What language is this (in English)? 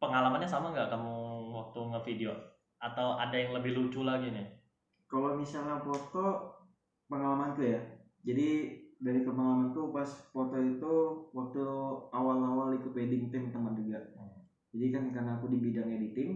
Indonesian